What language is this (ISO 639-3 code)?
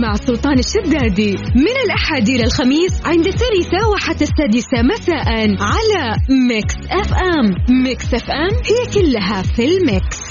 ara